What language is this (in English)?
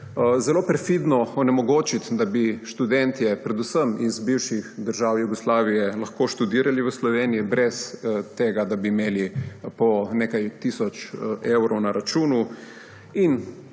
Slovenian